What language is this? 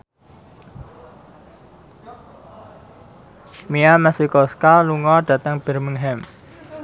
Javanese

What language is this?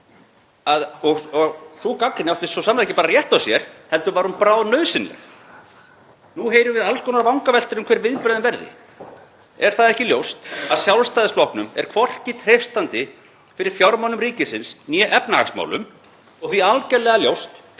Icelandic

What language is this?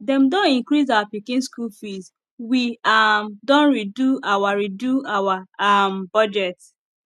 Nigerian Pidgin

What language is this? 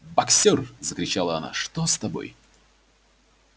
Russian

